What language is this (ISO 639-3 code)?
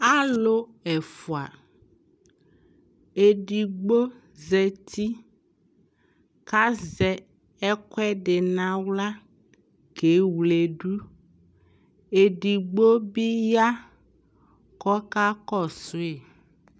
kpo